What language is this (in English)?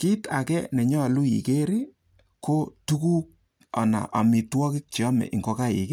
Kalenjin